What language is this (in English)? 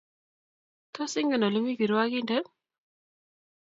Kalenjin